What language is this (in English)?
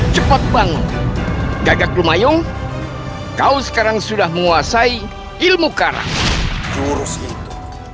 Indonesian